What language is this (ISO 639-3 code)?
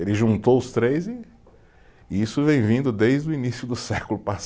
por